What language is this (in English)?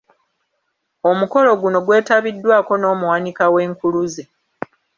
Ganda